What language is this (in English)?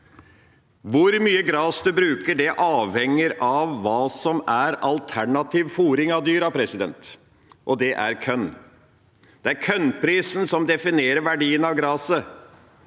Norwegian